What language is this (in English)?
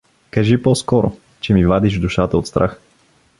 Bulgarian